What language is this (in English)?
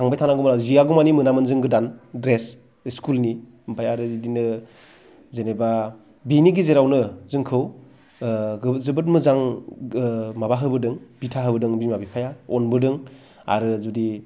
Bodo